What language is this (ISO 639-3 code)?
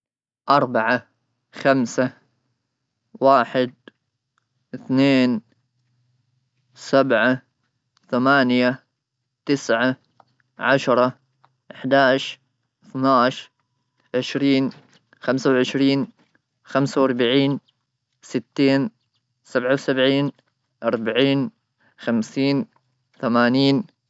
afb